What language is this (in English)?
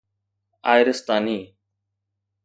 Sindhi